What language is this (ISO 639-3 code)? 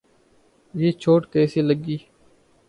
urd